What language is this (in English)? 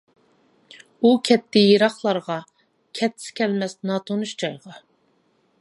Uyghur